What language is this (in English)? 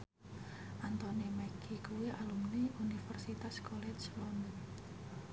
Javanese